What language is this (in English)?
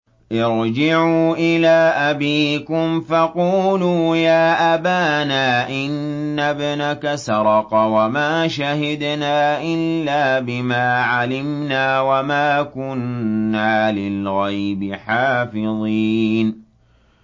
Arabic